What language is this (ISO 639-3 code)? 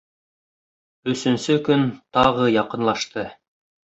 bak